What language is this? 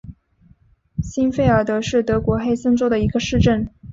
Chinese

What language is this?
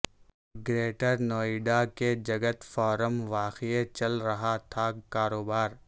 Urdu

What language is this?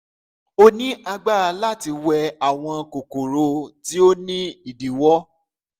Yoruba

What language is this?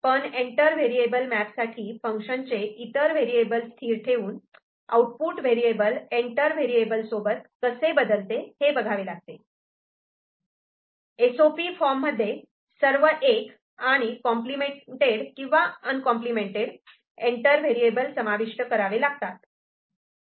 Marathi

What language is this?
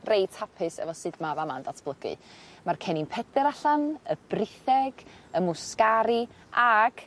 Welsh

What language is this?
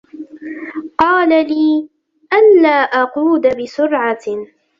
Arabic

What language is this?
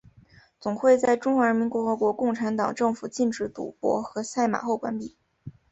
Chinese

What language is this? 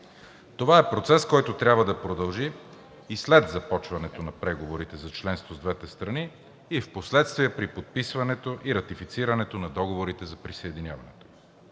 Bulgarian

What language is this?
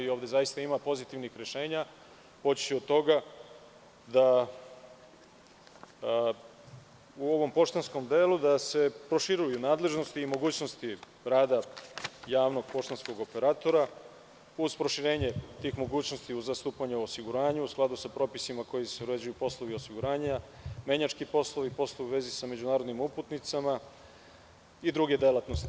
Serbian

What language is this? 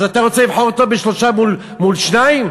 Hebrew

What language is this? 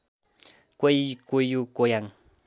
Nepali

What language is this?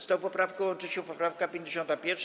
Polish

